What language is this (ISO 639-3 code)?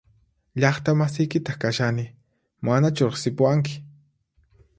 qxp